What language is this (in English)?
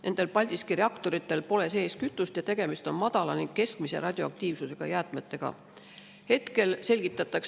Estonian